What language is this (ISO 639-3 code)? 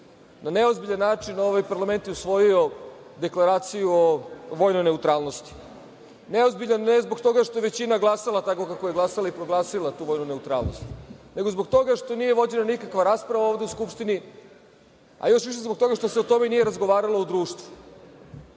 srp